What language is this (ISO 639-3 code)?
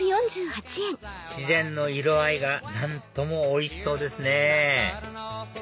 jpn